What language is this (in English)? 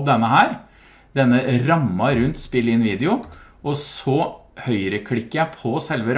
Norwegian